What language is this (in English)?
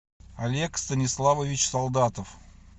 Russian